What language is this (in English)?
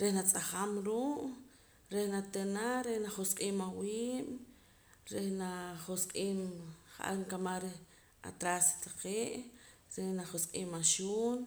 Poqomam